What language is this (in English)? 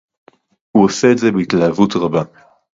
Hebrew